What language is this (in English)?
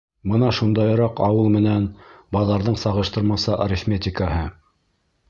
Bashkir